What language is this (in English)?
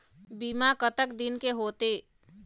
Chhattisgarhi